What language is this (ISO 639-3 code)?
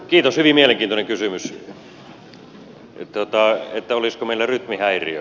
fin